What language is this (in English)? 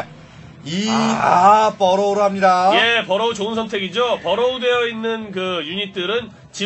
Korean